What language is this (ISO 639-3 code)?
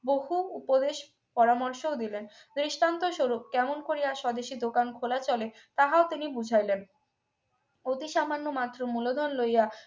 ben